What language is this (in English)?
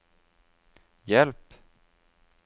Norwegian